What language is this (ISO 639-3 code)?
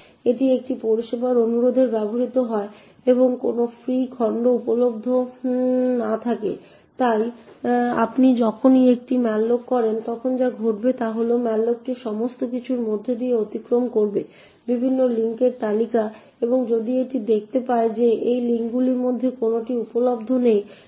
ben